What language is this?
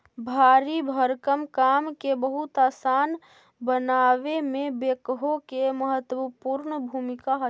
Magahi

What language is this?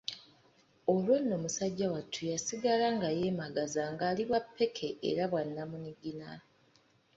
Ganda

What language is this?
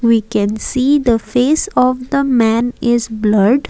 English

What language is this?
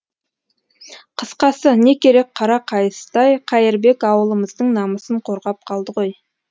Kazakh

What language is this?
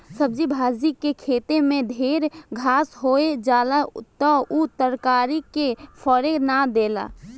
Bhojpuri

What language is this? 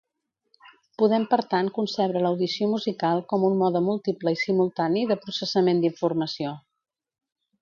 Catalan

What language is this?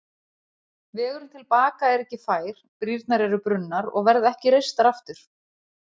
Icelandic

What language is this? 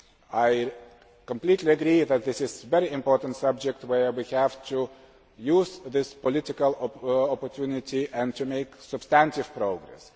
English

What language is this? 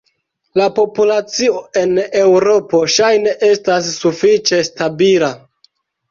Esperanto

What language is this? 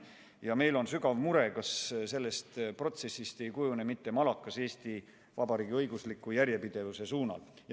Estonian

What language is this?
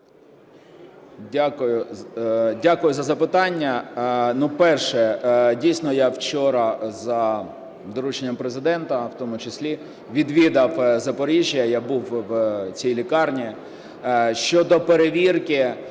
Ukrainian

